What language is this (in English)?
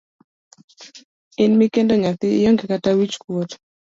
Luo (Kenya and Tanzania)